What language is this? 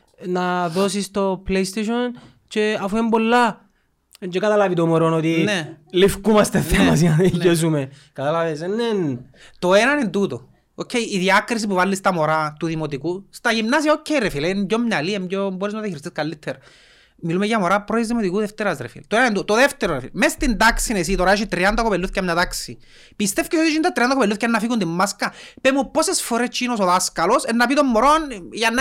Greek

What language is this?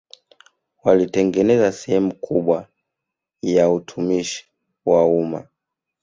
Swahili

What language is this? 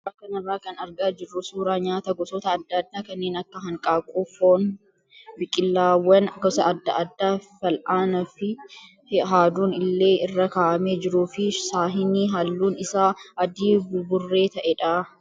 Oromo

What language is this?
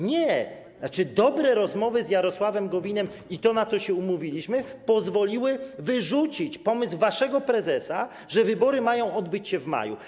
Polish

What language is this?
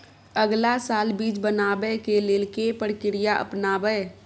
Maithili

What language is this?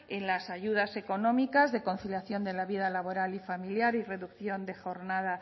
Spanish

